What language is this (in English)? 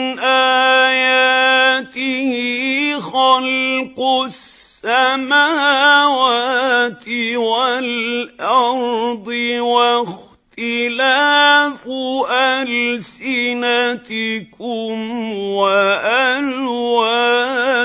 Arabic